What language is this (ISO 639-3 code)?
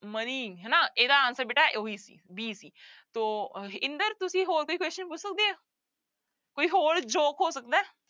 pan